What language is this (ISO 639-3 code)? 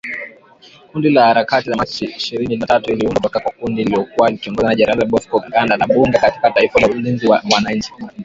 swa